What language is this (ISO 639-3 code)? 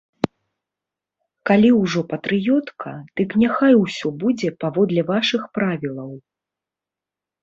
bel